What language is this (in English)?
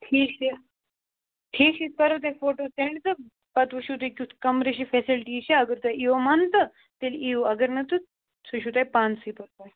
Kashmiri